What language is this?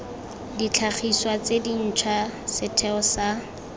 Tswana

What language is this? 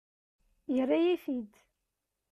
Kabyle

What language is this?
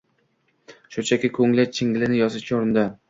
Uzbek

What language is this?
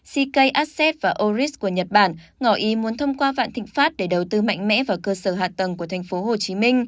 Vietnamese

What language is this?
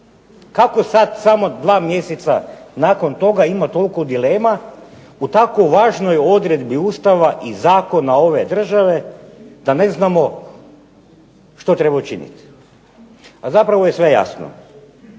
Croatian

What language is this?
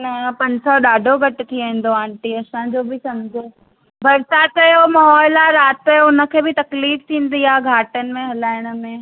Sindhi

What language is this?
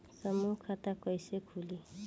Bhojpuri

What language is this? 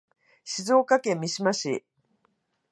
Japanese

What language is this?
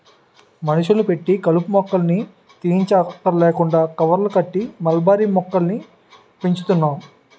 Telugu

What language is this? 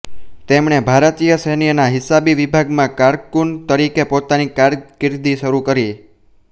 Gujarati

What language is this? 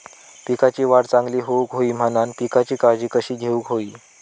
Marathi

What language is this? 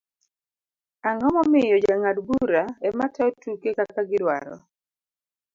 Luo (Kenya and Tanzania)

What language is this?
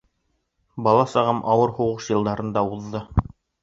Bashkir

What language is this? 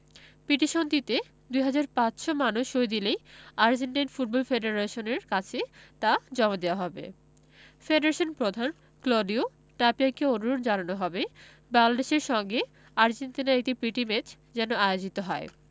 Bangla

